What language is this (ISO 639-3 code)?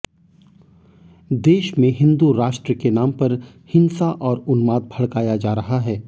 hin